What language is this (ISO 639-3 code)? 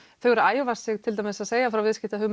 isl